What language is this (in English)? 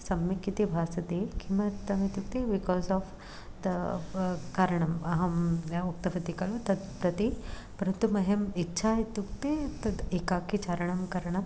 Sanskrit